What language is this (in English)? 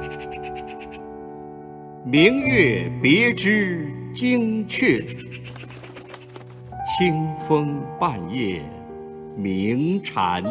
Chinese